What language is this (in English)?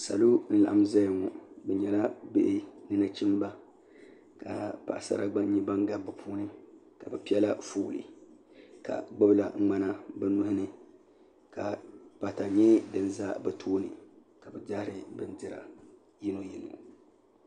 Dagbani